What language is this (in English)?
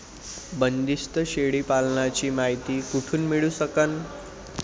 Marathi